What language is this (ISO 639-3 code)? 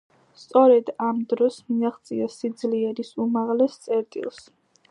kat